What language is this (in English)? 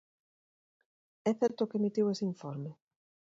Galician